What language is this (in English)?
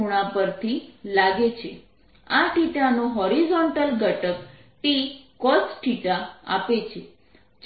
Gujarati